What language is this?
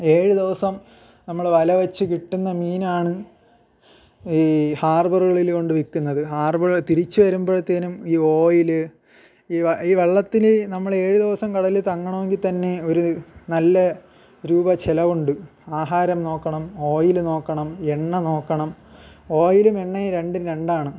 Malayalam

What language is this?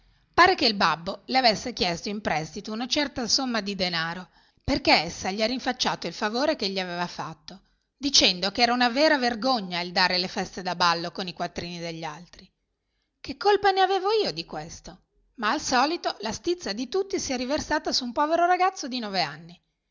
Italian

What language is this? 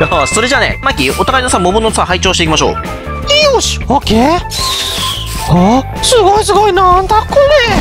Japanese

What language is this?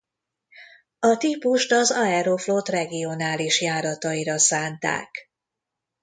Hungarian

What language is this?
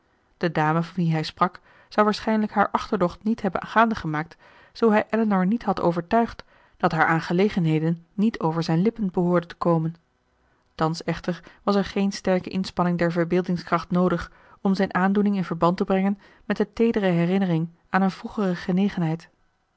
Dutch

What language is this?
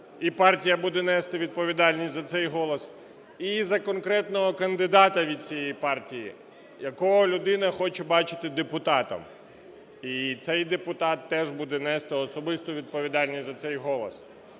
Ukrainian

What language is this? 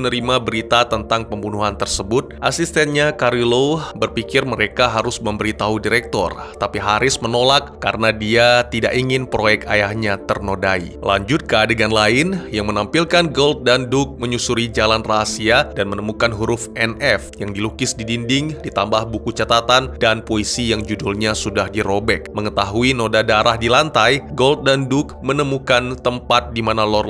Indonesian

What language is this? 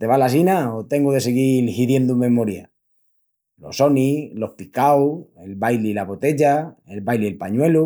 Extremaduran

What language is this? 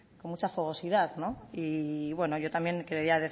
Spanish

